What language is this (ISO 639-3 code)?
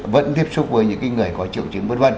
vie